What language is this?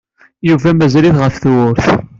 Kabyle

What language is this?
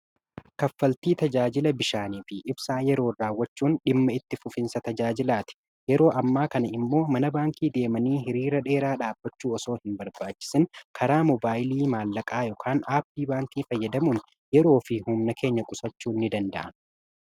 Oromo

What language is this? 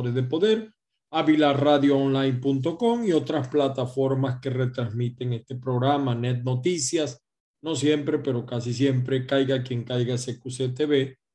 Spanish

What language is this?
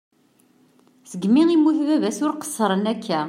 Kabyle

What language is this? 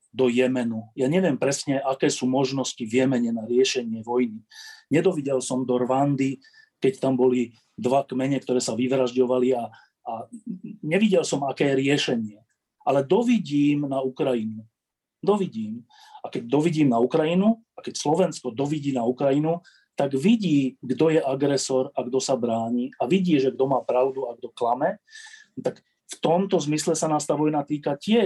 Slovak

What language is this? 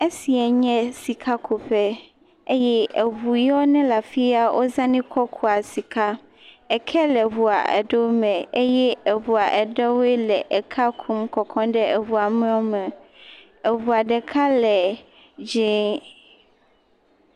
Ewe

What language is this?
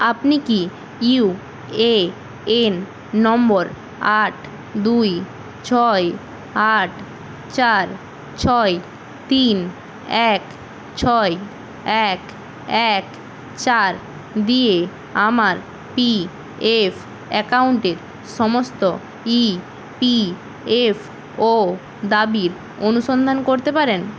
Bangla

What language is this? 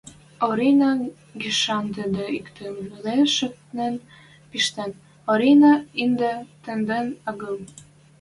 Western Mari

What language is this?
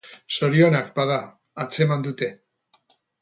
Basque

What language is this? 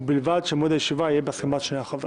Hebrew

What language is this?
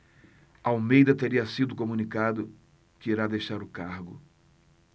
Portuguese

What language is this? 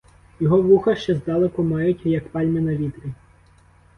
Ukrainian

